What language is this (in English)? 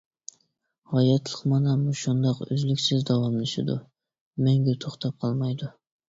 Uyghur